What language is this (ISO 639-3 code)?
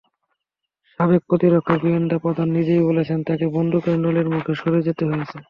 ben